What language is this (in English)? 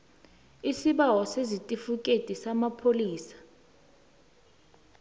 South Ndebele